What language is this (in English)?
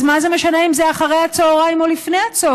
Hebrew